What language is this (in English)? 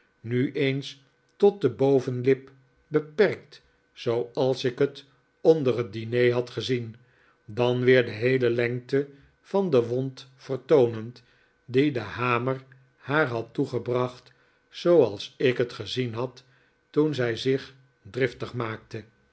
Dutch